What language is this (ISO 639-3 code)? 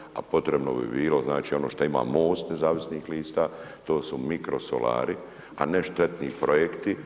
hrv